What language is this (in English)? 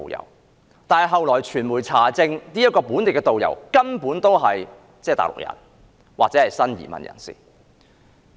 Cantonese